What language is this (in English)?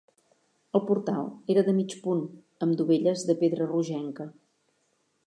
Catalan